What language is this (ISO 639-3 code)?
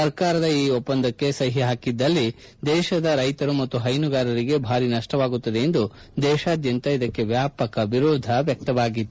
kan